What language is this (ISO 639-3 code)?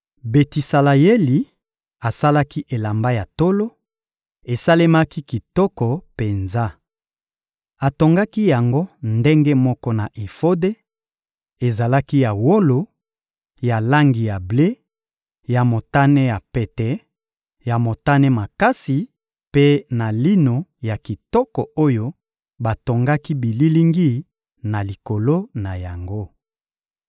lin